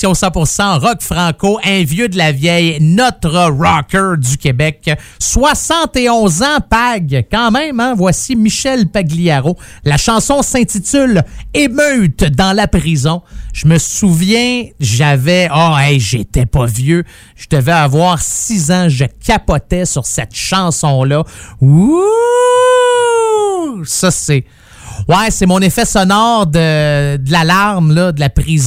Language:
French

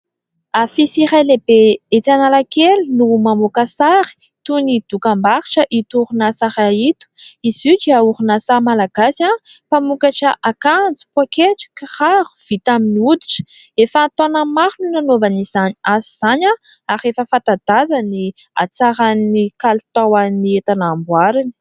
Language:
Malagasy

